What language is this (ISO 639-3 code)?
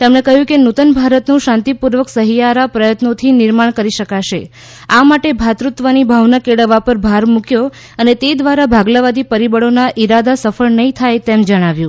guj